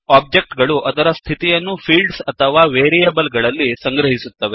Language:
Kannada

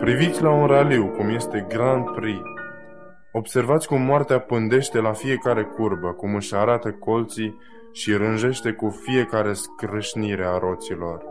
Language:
Romanian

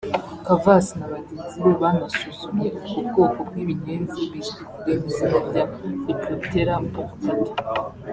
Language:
Kinyarwanda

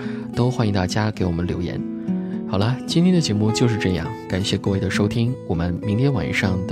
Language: Chinese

